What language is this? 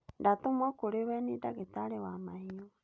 Kikuyu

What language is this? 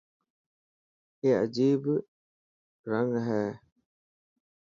Dhatki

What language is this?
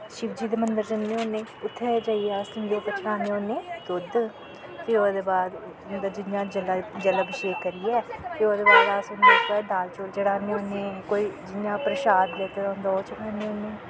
Dogri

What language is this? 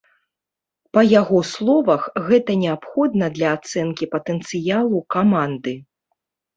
Belarusian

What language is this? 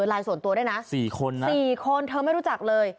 Thai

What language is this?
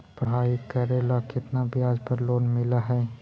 Magahi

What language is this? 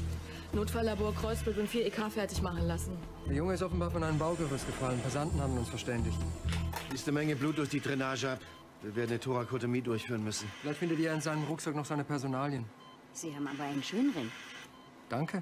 German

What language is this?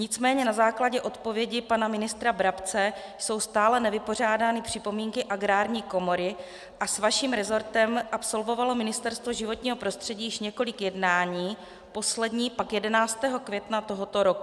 Czech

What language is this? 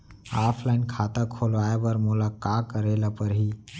Chhattisgarhi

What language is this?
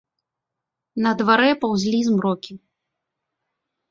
Belarusian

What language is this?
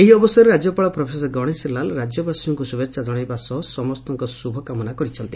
Odia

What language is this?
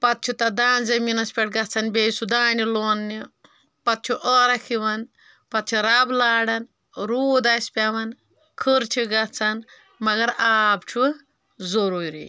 Kashmiri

